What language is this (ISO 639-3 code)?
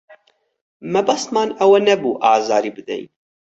ckb